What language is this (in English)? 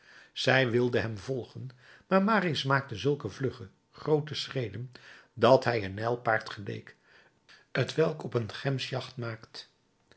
Dutch